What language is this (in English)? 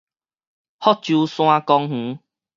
Min Nan Chinese